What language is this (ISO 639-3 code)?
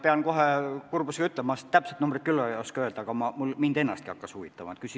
est